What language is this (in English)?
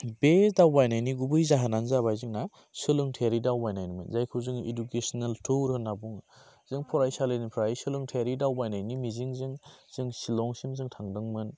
Bodo